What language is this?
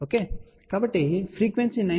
Telugu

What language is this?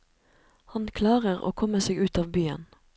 Norwegian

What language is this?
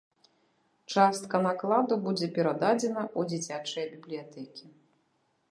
Belarusian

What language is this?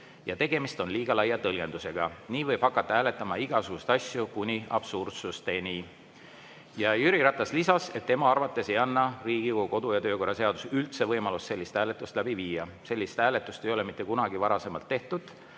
Estonian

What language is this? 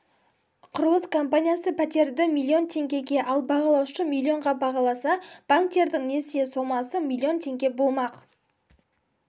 Kazakh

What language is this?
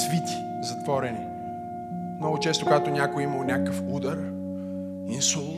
Bulgarian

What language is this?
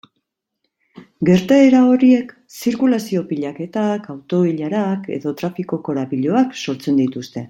Basque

